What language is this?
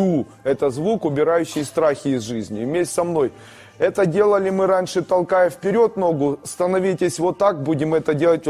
Russian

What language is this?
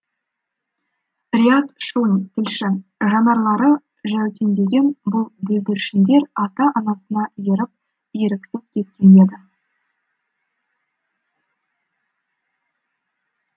Kazakh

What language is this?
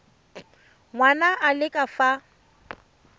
Tswana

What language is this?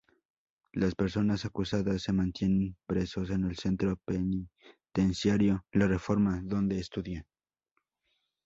Spanish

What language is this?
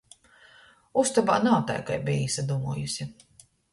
Latgalian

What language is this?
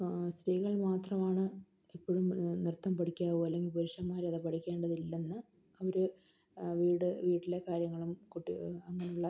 Malayalam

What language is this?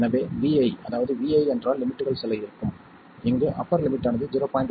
Tamil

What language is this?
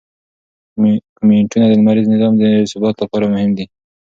Pashto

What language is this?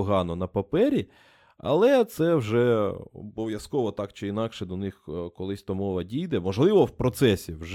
Ukrainian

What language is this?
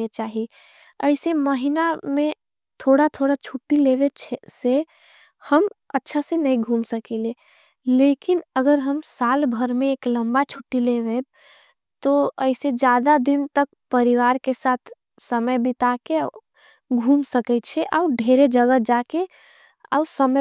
Angika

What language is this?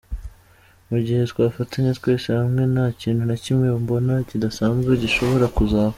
Kinyarwanda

